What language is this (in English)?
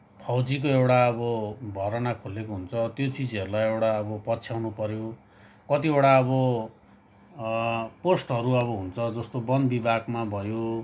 Nepali